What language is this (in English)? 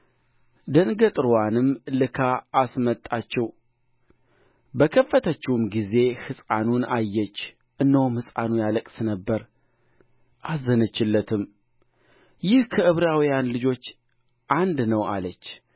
Amharic